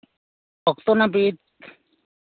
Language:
Santali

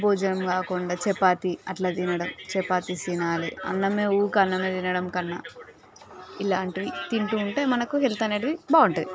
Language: Telugu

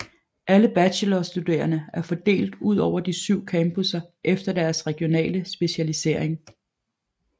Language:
Danish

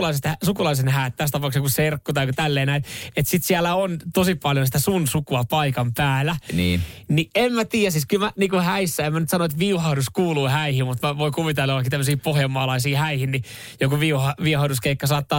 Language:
Finnish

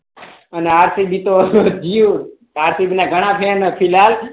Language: Gujarati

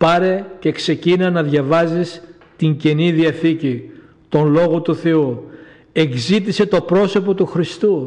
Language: Greek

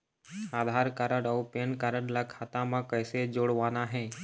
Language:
Chhattisgarhi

